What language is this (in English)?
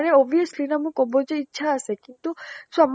Assamese